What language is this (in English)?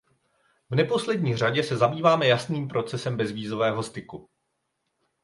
Czech